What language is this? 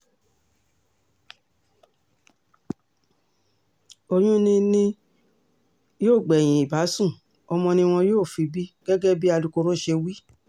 Yoruba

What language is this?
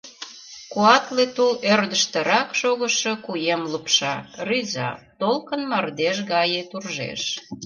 Mari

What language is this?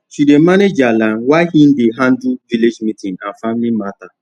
Nigerian Pidgin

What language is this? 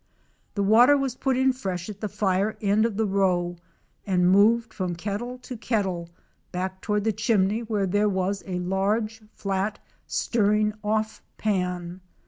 English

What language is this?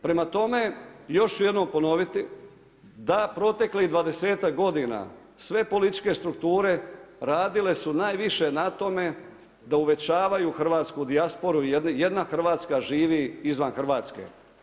Croatian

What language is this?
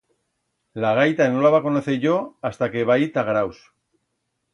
Aragonese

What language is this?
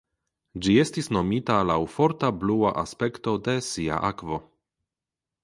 Esperanto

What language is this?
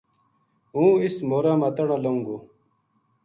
Gujari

